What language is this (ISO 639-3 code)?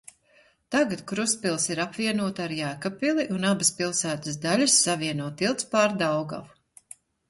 lav